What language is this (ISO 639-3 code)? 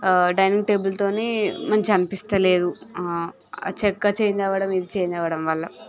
tel